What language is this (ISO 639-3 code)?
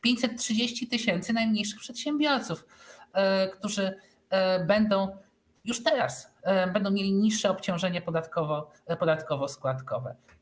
pol